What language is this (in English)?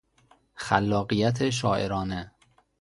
Persian